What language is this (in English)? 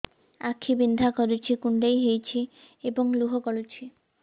Odia